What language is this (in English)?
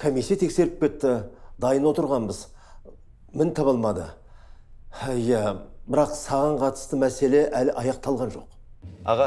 Turkish